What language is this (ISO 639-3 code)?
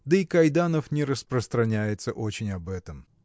rus